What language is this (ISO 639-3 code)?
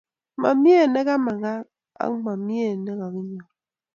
kln